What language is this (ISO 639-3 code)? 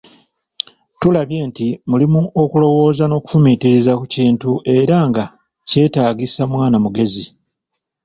lug